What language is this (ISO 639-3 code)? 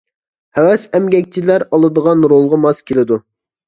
uig